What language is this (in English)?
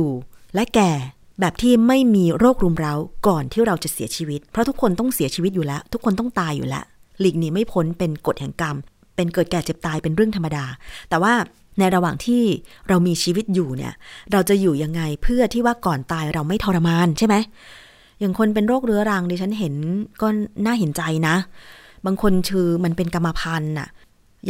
Thai